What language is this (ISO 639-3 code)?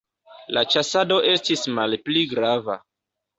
epo